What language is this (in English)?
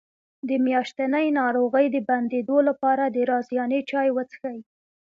Pashto